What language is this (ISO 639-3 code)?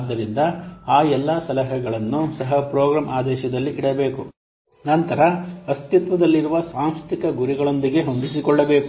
kan